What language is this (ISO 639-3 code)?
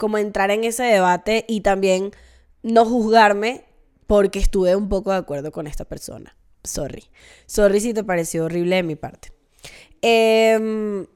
spa